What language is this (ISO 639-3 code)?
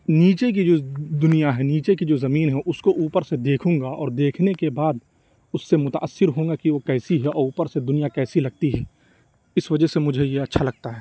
urd